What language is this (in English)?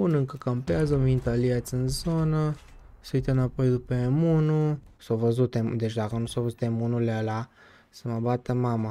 Romanian